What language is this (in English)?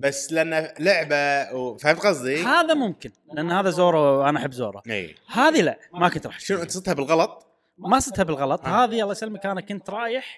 Arabic